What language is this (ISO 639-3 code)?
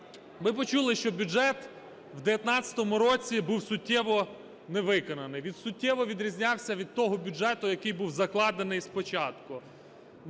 ukr